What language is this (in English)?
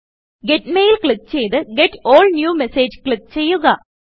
Malayalam